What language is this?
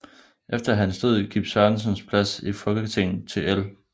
Danish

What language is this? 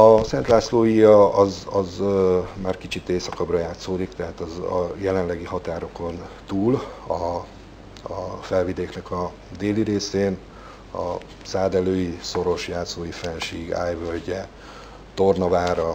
Hungarian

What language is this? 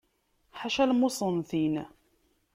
Kabyle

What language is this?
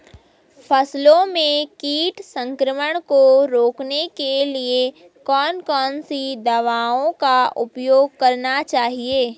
Hindi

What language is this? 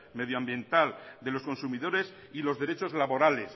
Spanish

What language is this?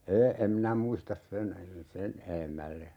Finnish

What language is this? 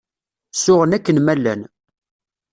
Kabyle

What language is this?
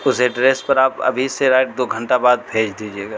Urdu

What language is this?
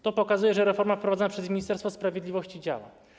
Polish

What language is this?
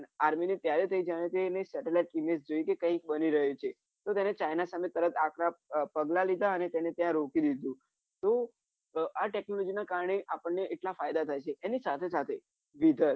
Gujarati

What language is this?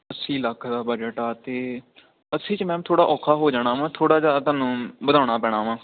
Punjabi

